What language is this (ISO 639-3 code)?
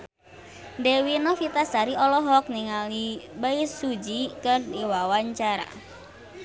sun